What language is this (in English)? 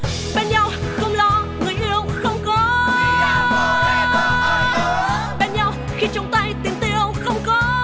Vietnamese